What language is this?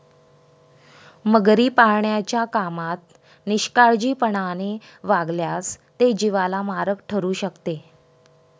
Marathi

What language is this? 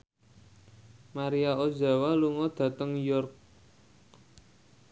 Javanese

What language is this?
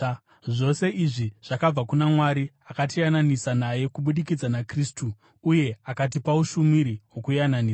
Shona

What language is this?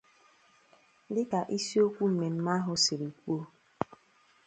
Igbo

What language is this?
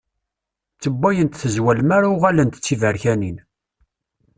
Kabyle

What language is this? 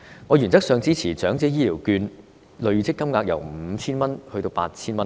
Cantonese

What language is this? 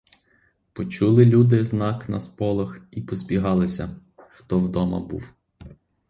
Ukrainian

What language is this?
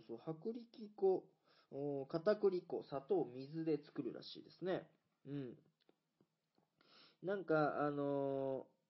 Japanese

